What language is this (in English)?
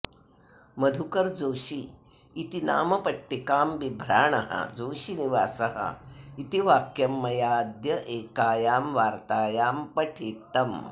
Sanskrit